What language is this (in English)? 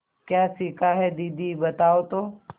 Hindi